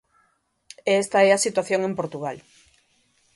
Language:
Galician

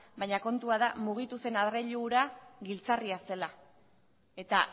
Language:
Basque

